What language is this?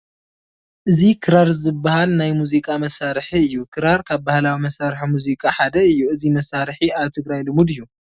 Tigrinya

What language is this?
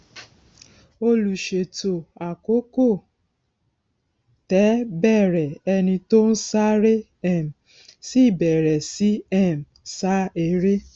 Yoruba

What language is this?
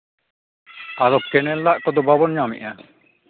Santali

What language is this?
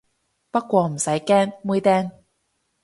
Cantonese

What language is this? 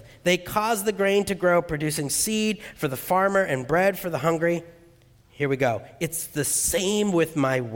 English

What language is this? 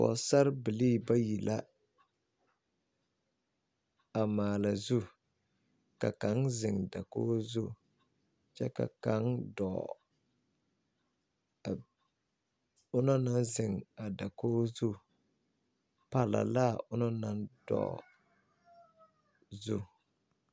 Southern Dagaare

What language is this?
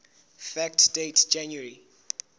Southern Sotho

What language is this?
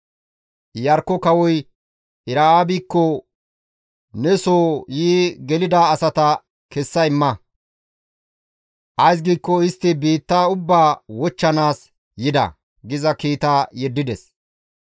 Gamo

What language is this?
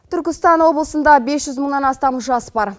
Kazakh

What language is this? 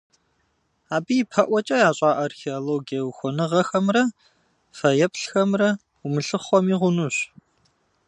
Kabardian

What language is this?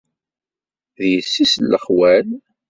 Kabyle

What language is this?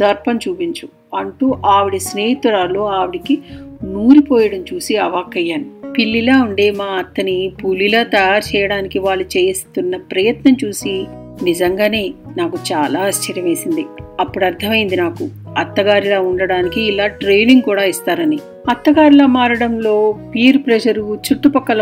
Telugu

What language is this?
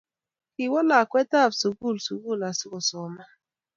Kalenjin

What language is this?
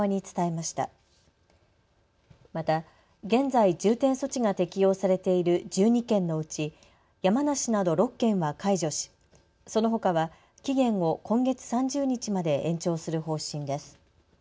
Japanese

